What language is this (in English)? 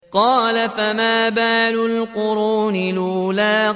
Arabic